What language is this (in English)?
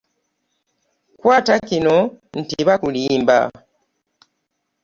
Ganda